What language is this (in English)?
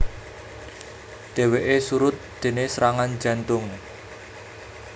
Javanese